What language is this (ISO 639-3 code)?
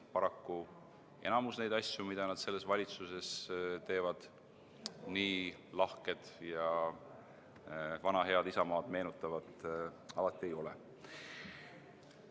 est